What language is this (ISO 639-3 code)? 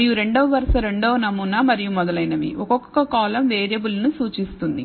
tel